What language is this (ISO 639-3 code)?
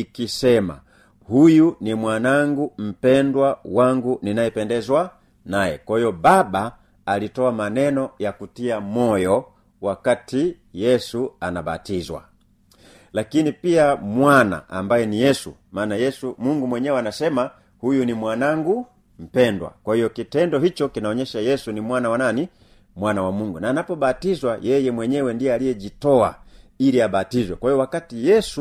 swa